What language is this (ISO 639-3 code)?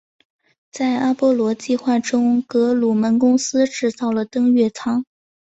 zho